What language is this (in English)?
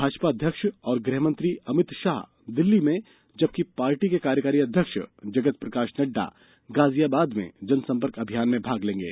Hindi